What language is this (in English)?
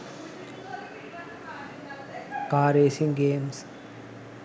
Sinhala